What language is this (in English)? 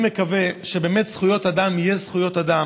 Hebrew